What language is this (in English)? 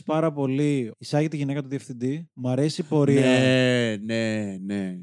Greek